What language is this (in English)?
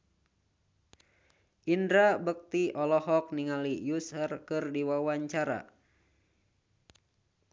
Sundanese